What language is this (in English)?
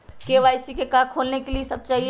Magahi